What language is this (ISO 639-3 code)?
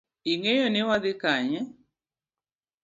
luo